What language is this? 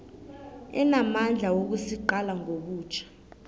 South Ndebele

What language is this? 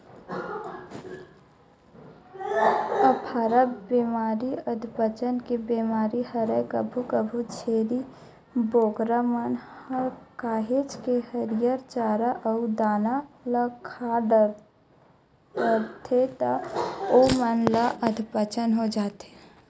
Chhattisgarhi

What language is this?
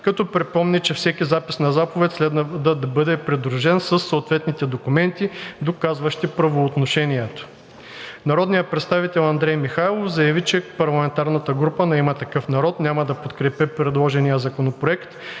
Bulgarian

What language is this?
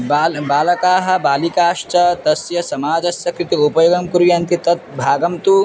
Sanskrit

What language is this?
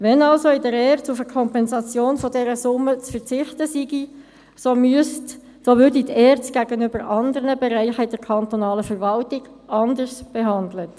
Swiss German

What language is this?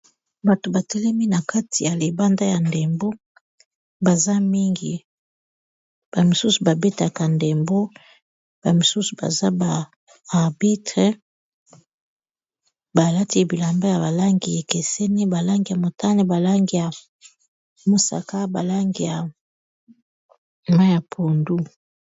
Lingala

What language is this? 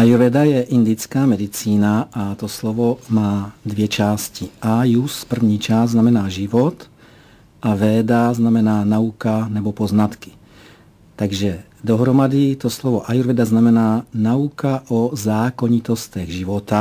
Czech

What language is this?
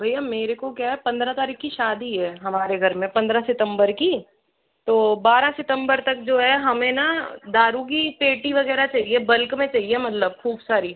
Hindi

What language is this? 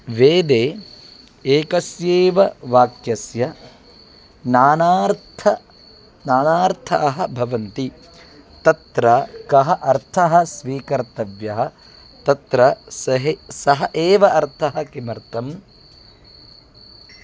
Sanskrit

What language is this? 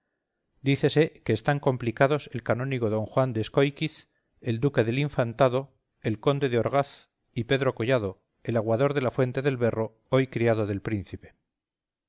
Spanish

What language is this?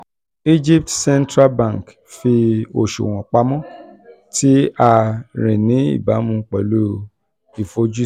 Yoruba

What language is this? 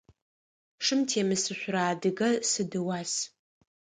Adyghe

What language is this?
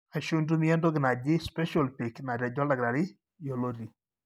Masai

